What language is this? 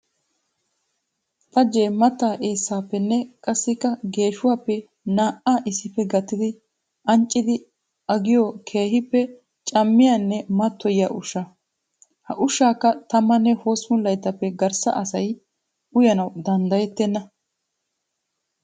Wolaytta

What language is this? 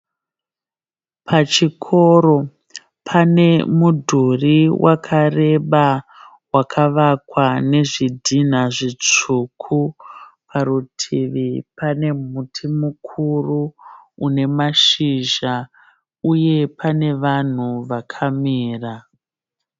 Shona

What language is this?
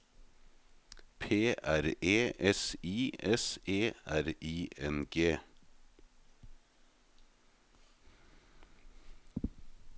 Norwegian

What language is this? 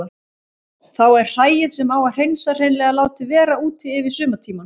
Icelandic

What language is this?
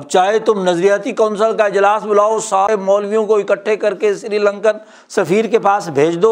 Urdu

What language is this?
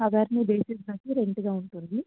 Telugu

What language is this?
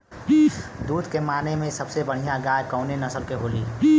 Bhojpuri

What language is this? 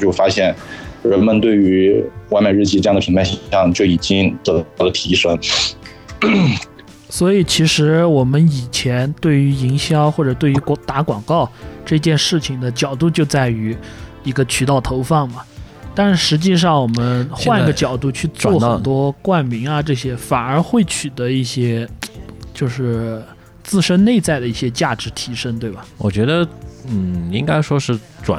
Chinese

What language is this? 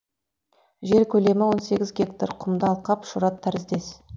Kazakh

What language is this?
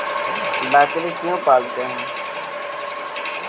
Magahi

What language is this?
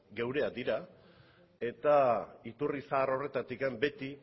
Basque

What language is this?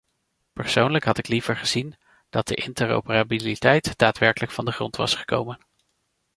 Dutch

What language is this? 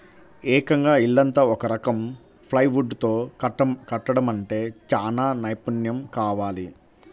Telugu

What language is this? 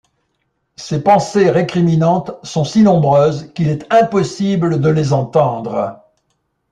French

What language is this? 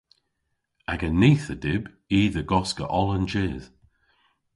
Cornish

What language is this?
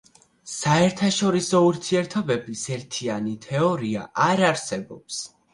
Georgian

